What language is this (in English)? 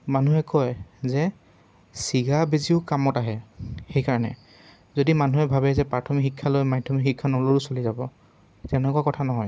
Assamese